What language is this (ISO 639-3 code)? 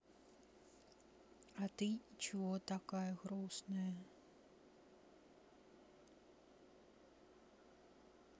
rus